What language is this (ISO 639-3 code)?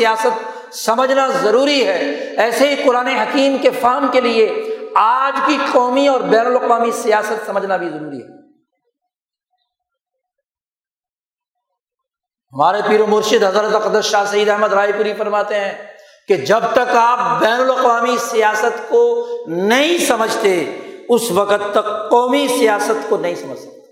urd